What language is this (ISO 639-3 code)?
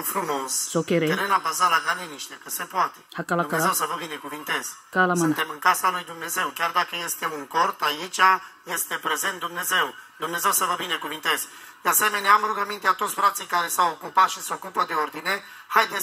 ron